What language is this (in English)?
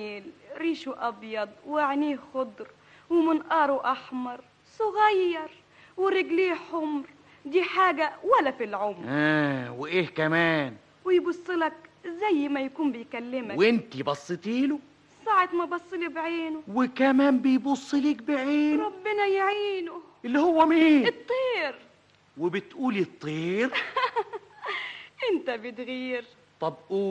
Arabic